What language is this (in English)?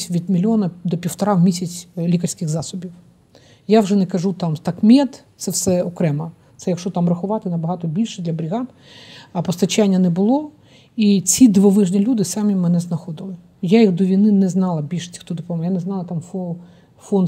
Ukrainian